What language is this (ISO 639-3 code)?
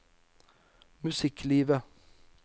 nor